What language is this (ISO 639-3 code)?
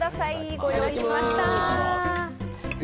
jpn